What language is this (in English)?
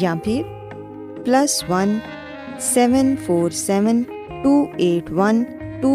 Urdu